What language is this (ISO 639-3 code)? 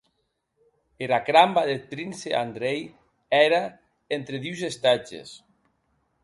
oci